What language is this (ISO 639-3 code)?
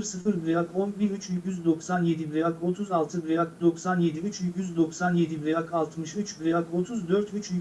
tur